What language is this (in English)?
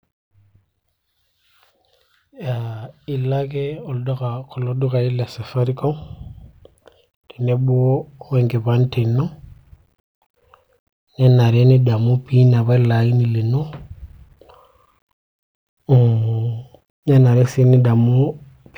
Masai